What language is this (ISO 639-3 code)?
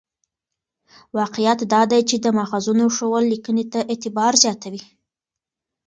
pus